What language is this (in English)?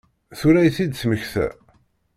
Kabyle